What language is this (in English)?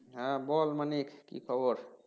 Bangla